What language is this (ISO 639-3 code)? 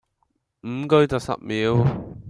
yue